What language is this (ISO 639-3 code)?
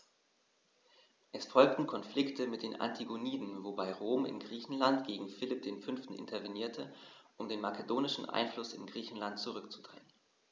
deu